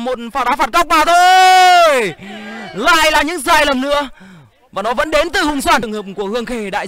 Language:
Vietnamese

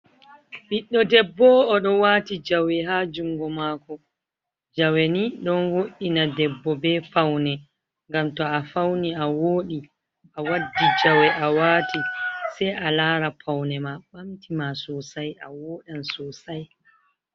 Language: Fula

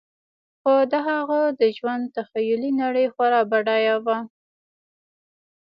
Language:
Pashto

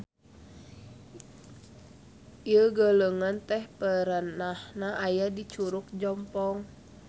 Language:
Sundanese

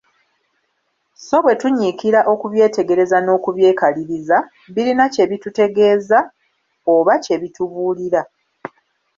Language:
Ganda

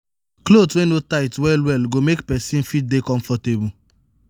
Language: Nigerian Pidgin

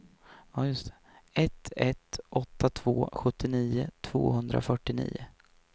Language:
Swedish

